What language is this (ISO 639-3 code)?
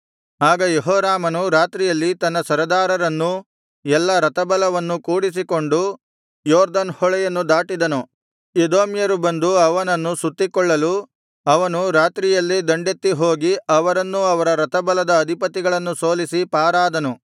kan